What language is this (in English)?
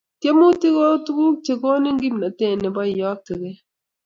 Kalenjin